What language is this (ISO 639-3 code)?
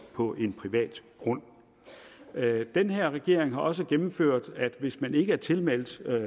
dan